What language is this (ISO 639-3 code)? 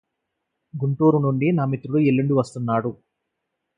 tel